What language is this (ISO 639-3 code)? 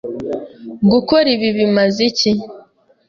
kin